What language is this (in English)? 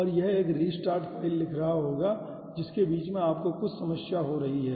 Hindi